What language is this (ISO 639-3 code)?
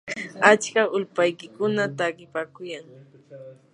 qur